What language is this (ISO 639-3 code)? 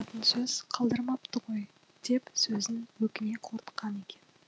kaz